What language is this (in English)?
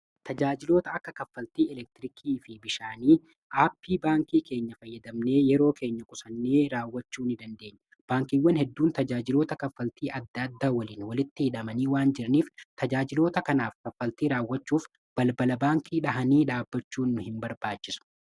Oromo